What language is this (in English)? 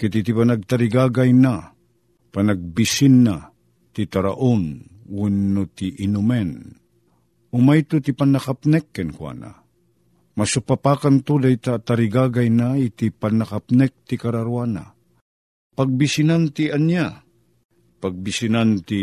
Filipino